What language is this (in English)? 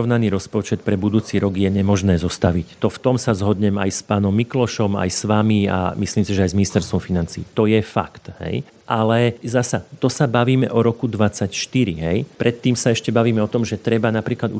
Slovak